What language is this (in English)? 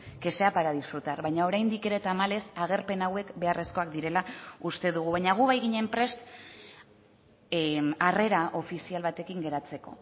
Basque